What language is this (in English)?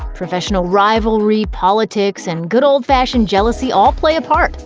English